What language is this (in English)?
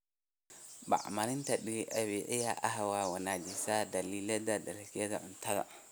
Somali